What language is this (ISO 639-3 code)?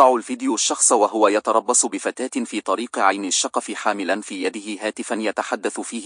ara